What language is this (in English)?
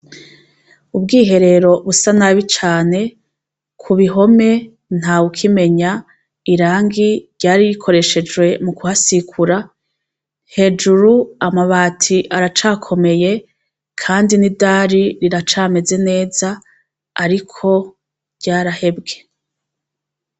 Rundi